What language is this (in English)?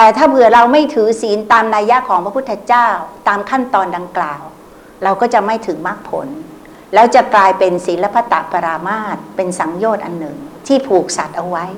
Thai